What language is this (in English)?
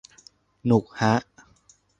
Thai